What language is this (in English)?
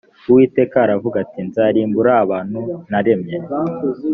Kinyarwanda